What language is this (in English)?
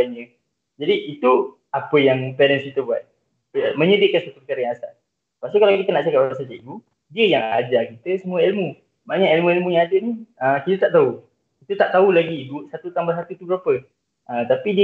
Malay